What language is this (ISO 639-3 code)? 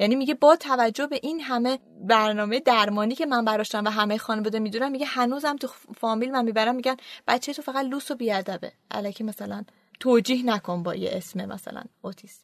fas